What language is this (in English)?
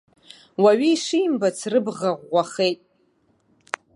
Abkhazian